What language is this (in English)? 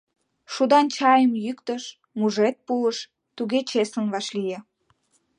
Mari